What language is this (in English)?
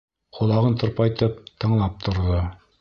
Bashkir